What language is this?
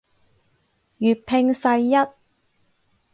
Cantonese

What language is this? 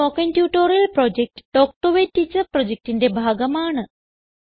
Malayalam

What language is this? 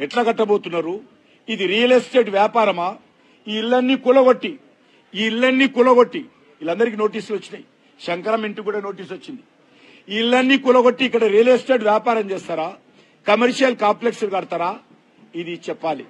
Telugu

